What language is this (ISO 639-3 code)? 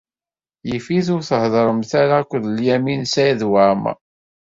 kab